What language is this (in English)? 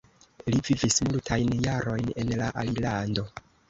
Esperanto